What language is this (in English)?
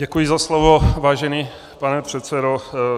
Czech